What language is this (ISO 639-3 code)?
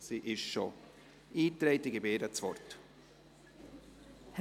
gsw